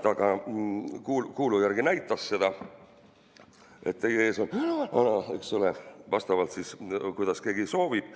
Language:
Estonian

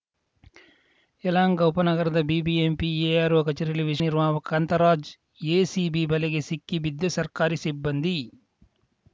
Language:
Kannada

